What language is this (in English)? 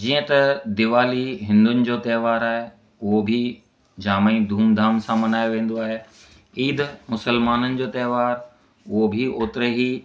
Sindhi